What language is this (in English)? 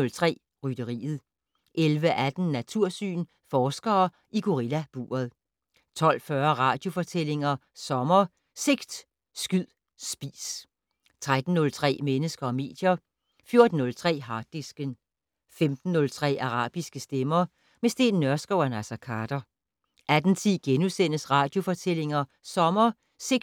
Danish